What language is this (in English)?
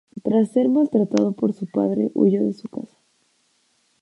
Spanish